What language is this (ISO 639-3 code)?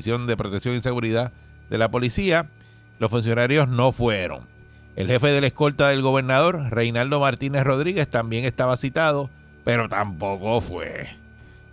spa